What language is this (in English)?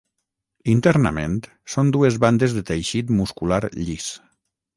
Catalan